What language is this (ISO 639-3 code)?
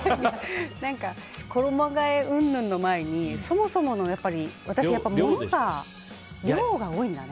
jpn